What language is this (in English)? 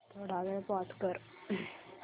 Marathi